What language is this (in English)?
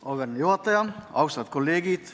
Estonian